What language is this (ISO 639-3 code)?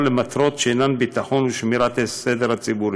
heb